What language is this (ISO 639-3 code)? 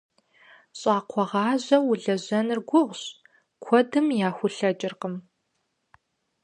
kbd